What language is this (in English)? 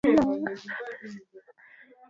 Swahili